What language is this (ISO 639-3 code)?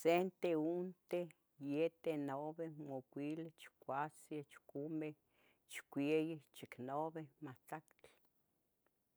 nhg